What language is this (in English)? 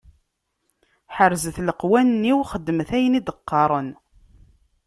Kabyle